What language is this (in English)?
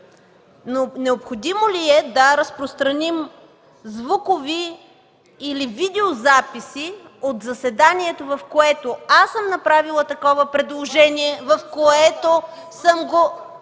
Bulgarian